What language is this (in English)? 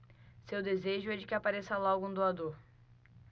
Portuguese